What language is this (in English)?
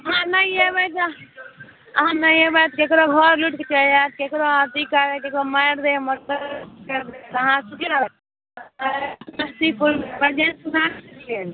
Maithili